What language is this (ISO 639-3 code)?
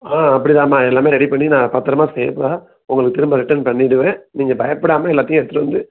tam